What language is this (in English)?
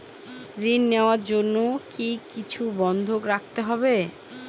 Bangla